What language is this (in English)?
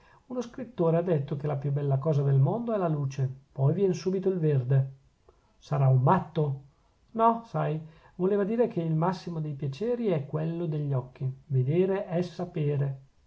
Italian